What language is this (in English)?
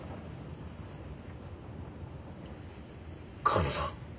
Japanese